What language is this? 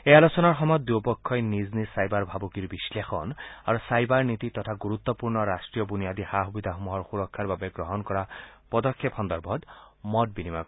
Assamese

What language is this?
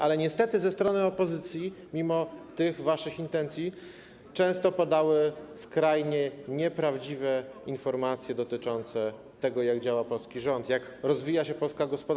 Polish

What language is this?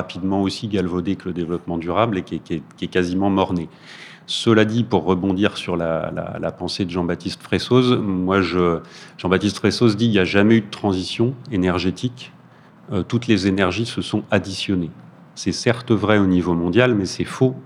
French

